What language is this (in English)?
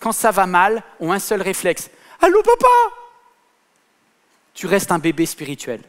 French